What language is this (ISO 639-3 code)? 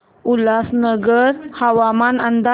mar